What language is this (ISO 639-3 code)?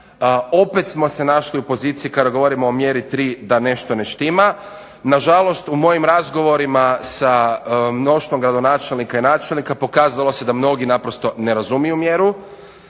hrv